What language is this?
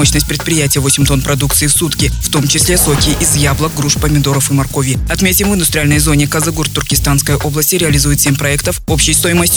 Russian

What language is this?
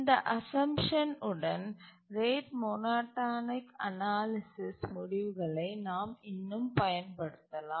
Tamil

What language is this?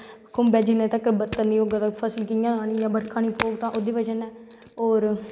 Dogri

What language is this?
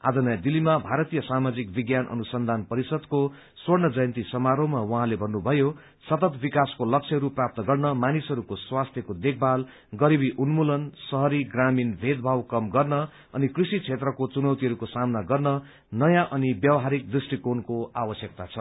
Nepali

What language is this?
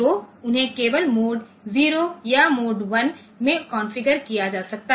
Hindi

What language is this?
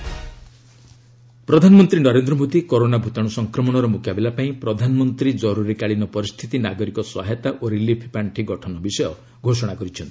Odia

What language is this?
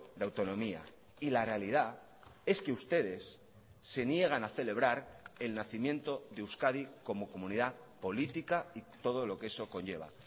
Spanish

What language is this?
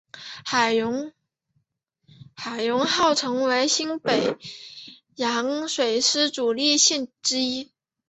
Chinese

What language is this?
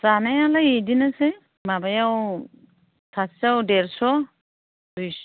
Bodo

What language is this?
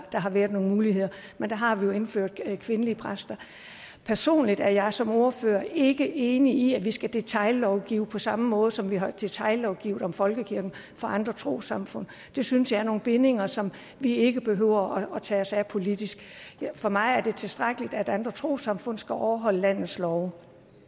Danish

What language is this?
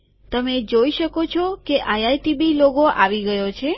Gujarati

